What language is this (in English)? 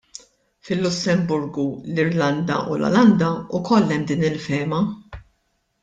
Maltese